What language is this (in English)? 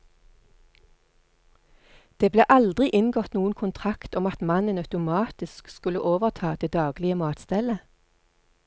Norwegian